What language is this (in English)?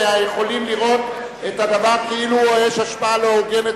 Hebrew